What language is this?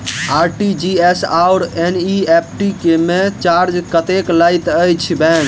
Maithili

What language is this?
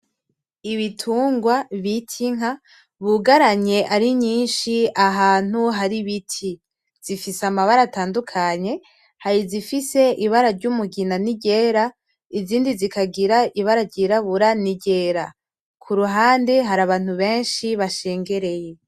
Rundi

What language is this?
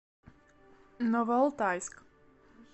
Russian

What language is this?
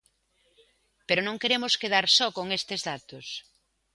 Galician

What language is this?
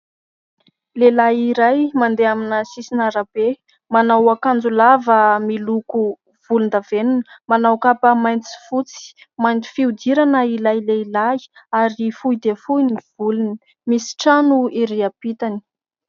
Malagasy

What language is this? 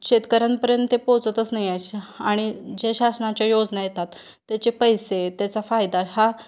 Marathi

